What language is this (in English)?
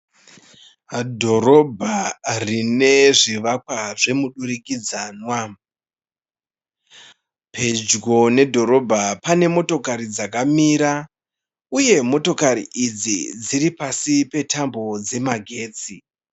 Shona